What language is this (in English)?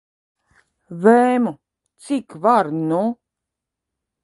Latvian